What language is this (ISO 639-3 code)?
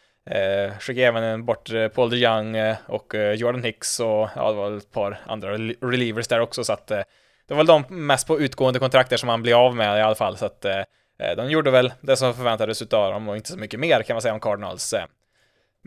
swe